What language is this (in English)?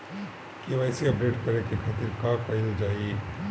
Bhojpuri